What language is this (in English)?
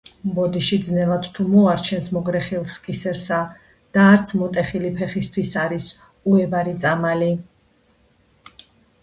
Georgian